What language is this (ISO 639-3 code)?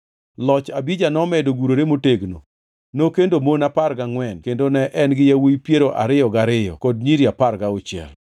luo